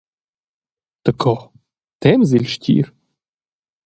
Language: Romansh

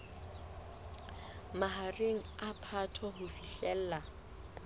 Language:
Southern Sotho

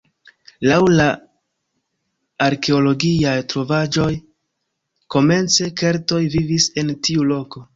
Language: Esperanto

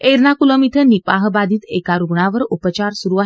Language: Marathi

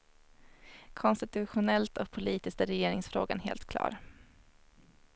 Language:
Swedish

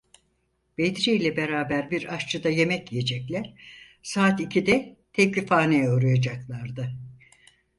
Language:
Turkish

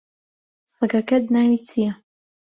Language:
Central Kurdish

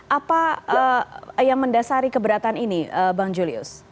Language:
Indonesian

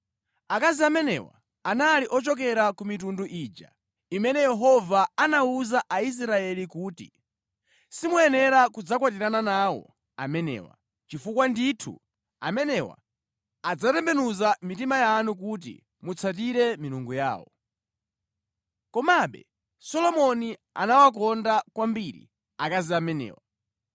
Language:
Nyanja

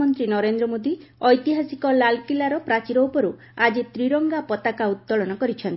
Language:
Odia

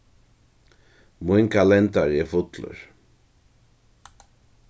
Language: Faroese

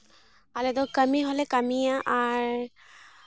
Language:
Santali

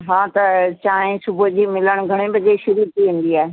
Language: Sindhi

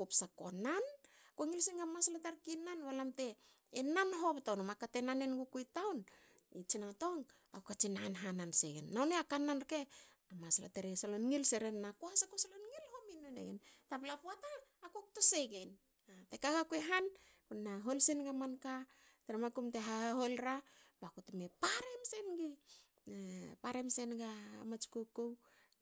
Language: Hakö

